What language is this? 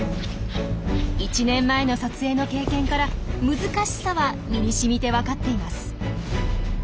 Japanese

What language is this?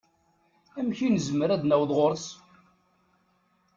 Kabyle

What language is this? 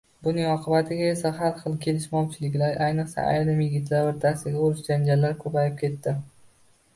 Uzbek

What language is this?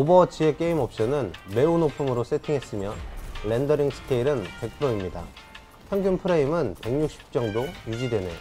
Korean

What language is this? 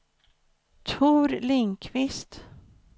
Swedish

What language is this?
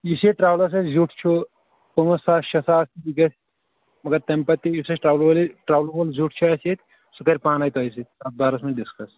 Kashmiri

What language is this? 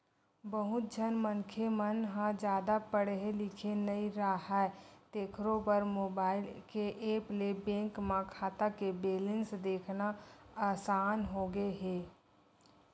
Chhattisgarhi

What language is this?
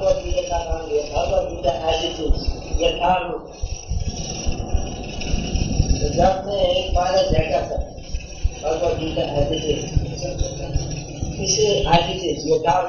Hindi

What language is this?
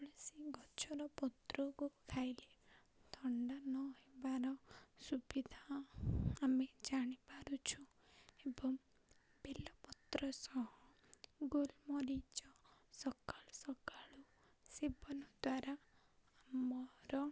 Odia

